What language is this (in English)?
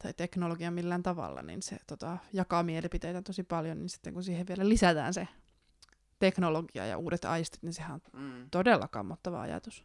Finnish